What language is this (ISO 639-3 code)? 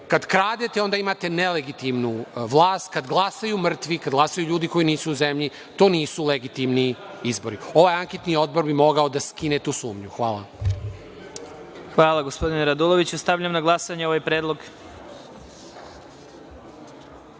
srp